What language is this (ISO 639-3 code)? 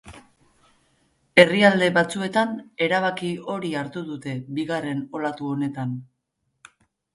eus